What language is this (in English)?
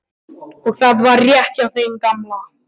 Icelandic